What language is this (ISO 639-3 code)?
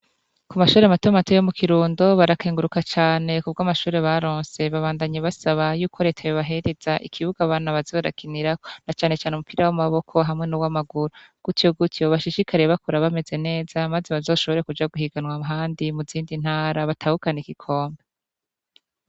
run